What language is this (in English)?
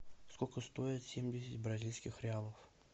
Russian